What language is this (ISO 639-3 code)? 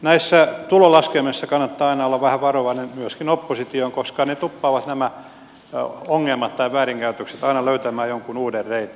fin